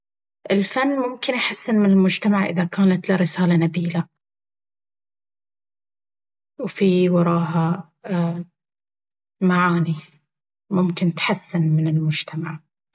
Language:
Baharna Arabic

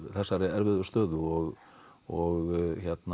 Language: Icelandic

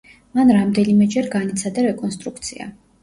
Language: Georgian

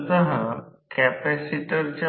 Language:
Marathi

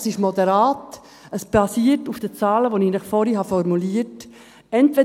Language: Swiss German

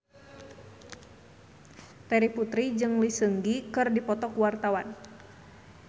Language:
Sundanese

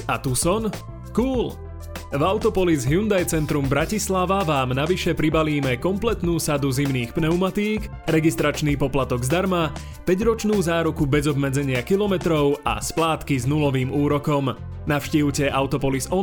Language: Slovak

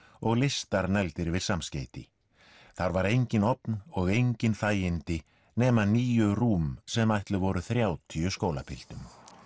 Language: Icelandic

